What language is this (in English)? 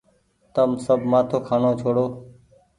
Goaria